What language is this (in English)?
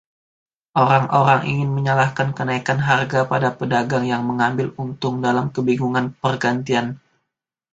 Indonesian